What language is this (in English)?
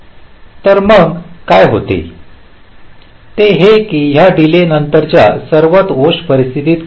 Marathi